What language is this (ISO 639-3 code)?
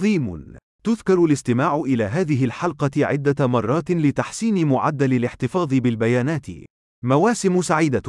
ara